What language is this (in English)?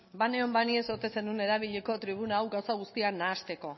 Basque